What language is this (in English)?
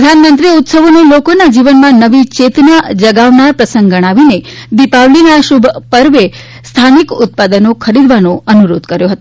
Gujarati